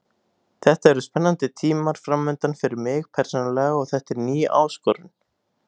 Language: Icelandic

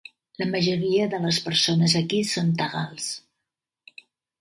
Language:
Catalan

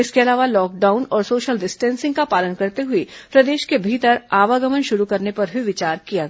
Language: Hindi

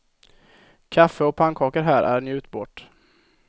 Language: Swedish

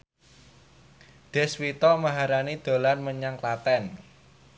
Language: Javanese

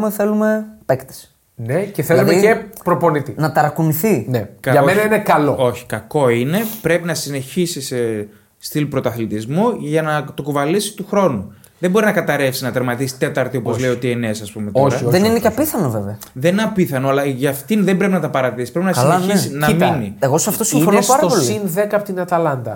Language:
Greek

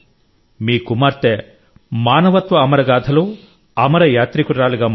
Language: Telugu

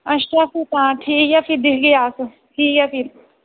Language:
Dogri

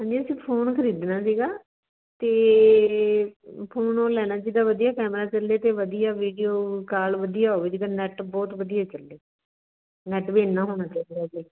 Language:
Punjabi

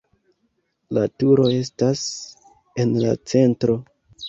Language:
Esperanto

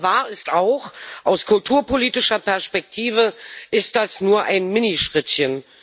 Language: German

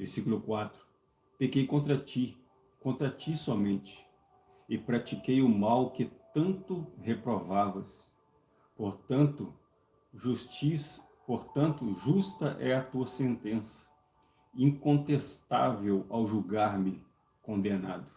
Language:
Portuguese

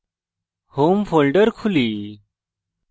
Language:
Bangla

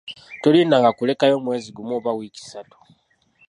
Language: Ganda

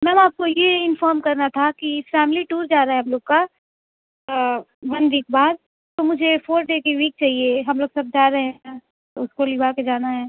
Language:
Urdu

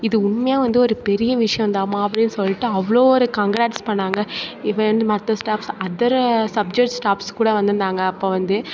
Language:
Tamil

